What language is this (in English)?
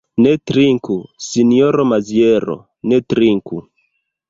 Esperanto